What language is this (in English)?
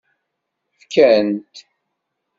Kabyle